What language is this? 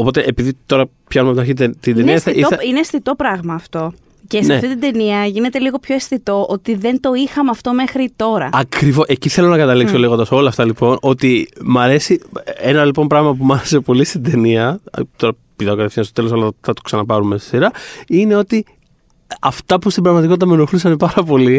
Greek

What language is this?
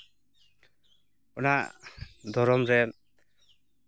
Santali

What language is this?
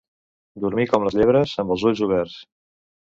Catalan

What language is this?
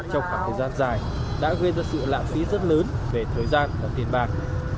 Vietnamese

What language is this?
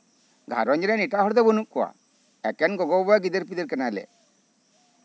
Santali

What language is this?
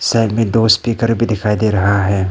Hindi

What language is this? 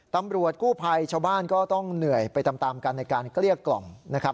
Thai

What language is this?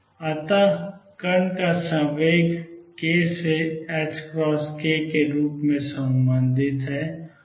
Hindi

